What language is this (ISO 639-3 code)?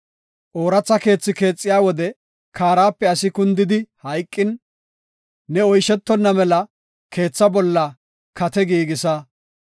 gof